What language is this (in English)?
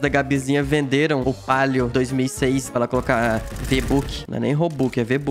Portuguese